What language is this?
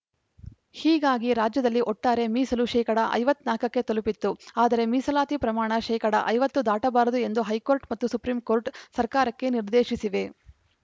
Kannada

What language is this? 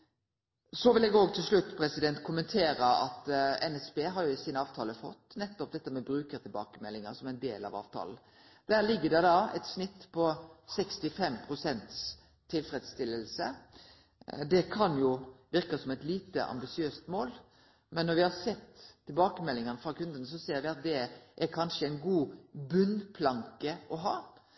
Norwegian Nynorsk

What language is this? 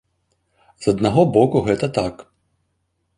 Belarusian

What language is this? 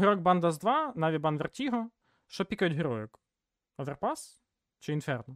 Ukrainian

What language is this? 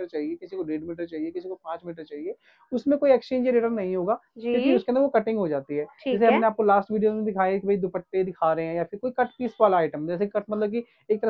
Hindi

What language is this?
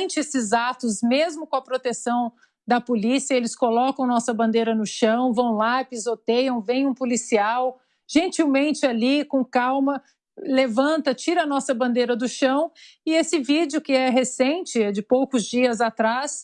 Portuguese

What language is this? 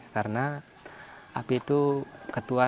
Indonesian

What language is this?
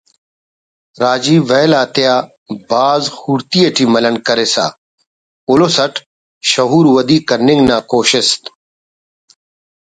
Brahui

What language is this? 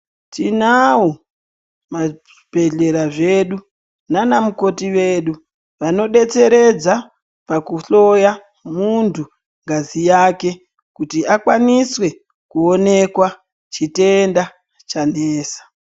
Ndau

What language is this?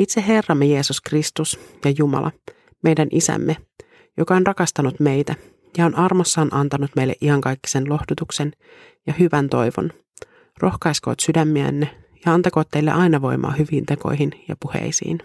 Finnish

